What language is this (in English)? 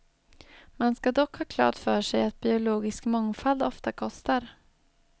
Swedish